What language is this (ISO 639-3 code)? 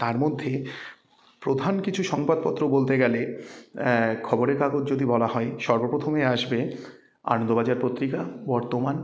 ben